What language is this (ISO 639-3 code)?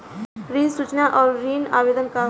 bho